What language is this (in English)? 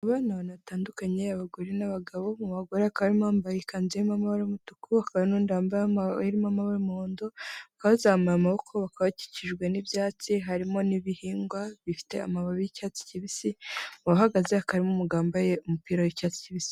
Kinyarwanda